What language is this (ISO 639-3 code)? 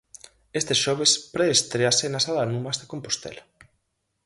glg